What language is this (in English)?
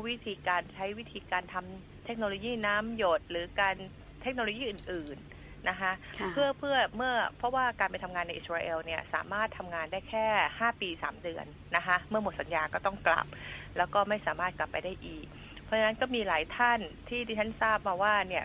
Thai